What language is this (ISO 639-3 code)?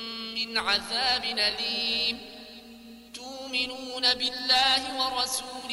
ara